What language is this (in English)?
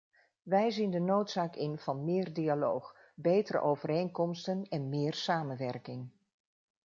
Dutch